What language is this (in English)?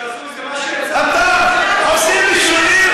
Hebrew